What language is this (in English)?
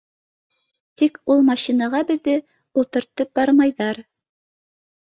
Bashkir